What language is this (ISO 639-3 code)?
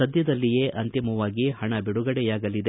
kan